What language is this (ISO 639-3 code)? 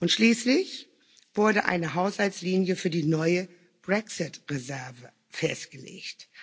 deu